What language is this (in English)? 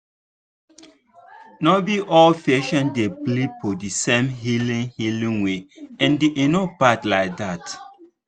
Nigerian Pidgin